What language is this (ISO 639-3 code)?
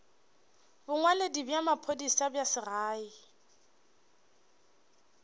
nso